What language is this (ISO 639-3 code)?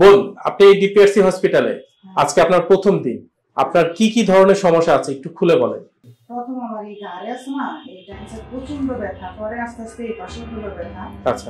tha